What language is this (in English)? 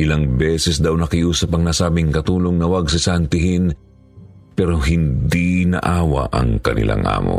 Filipino